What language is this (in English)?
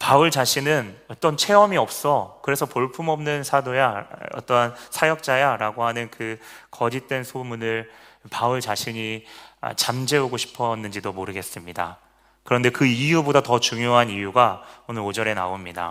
Korean